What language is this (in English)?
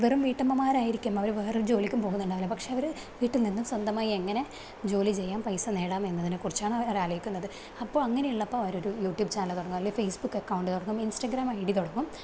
Malayalam